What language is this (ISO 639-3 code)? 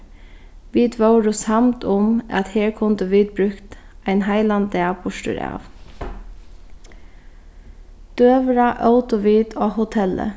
fao